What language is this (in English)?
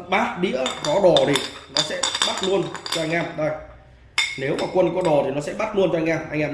Vietnamese